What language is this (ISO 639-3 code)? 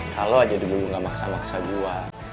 ind